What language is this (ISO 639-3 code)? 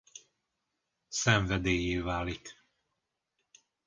hun